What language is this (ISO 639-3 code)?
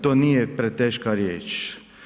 hrv